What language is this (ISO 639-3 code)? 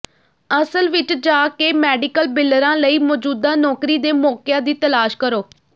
pan